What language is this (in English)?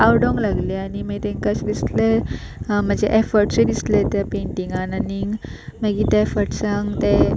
Konkani